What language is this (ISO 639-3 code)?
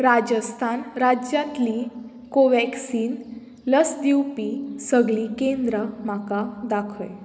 kok